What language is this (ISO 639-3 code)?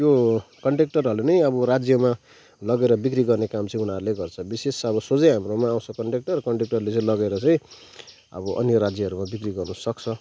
nep